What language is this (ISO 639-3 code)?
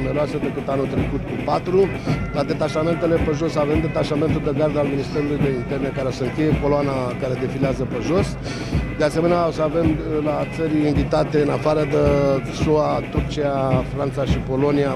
ron